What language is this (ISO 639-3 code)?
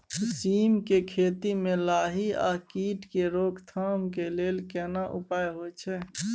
mai